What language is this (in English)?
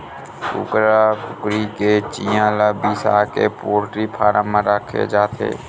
Chhattisgarhi